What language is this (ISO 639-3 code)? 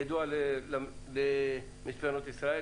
heb